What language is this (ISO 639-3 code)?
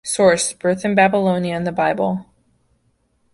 eng